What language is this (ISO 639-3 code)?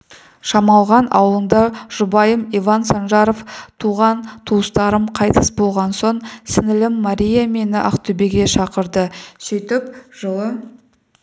kaz